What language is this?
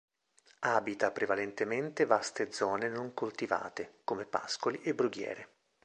Italian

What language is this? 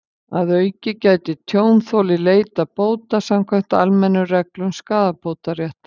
Icelandic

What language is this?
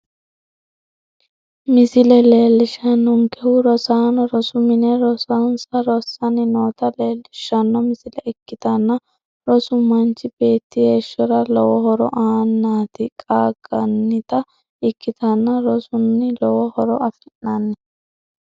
Sidamo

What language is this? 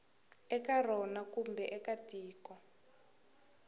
Tsonga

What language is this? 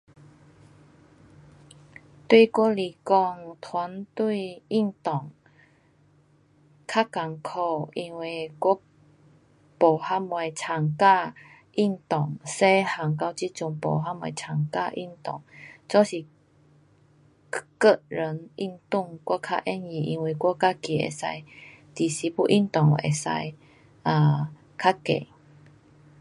Pu-Xian Chinese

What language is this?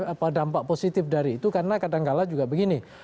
Indonesian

